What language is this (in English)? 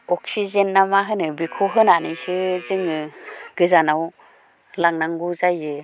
Bodo